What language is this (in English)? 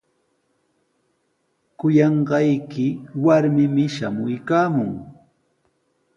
Sihuas Ancash Quechua